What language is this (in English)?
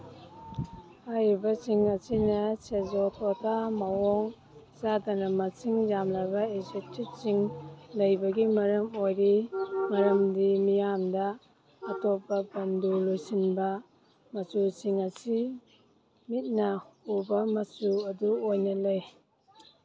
Manipuri